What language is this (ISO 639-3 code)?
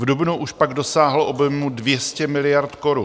ces